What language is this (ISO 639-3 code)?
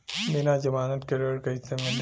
bho